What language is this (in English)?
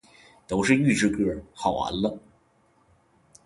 Chinese